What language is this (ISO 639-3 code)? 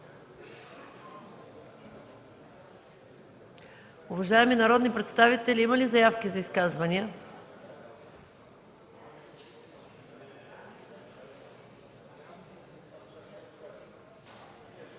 bul